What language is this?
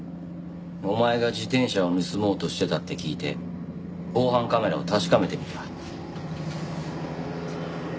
Japanese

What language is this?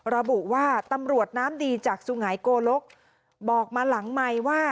Thai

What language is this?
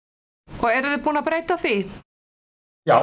Icelandic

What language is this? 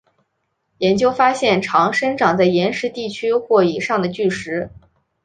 Chinese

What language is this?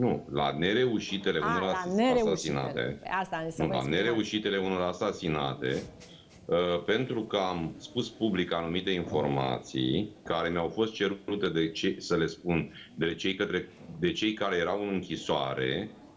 Romanian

